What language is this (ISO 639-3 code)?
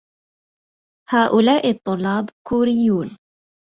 ara